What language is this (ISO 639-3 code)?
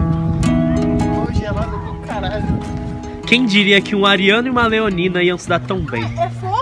por